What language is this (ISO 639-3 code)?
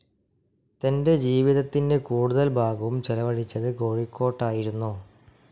mal